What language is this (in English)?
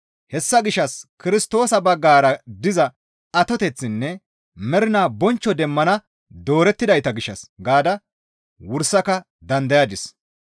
Gamo